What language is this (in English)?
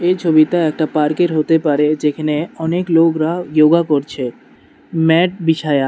Bangla